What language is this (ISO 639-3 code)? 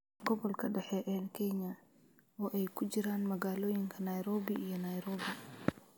som